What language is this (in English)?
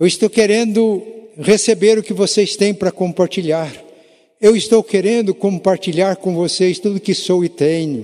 Portuguese